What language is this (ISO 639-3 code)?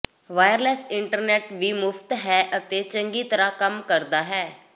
pan